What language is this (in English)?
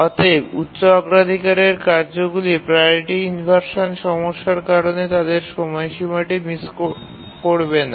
Bangla